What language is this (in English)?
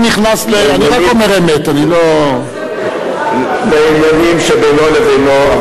Hebrew